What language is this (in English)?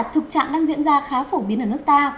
Vietnamese